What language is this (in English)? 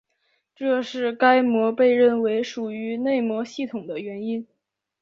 Chinese